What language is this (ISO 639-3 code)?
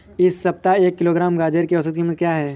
hin